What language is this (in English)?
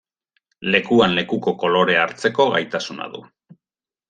Basque